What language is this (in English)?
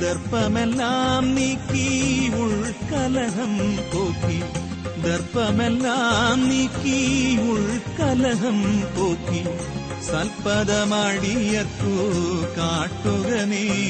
Malayalam